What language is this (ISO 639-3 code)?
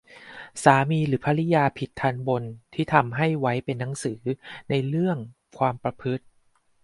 tha